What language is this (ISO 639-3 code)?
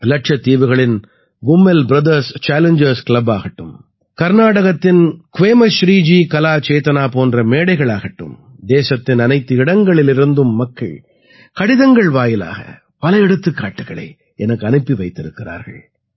tam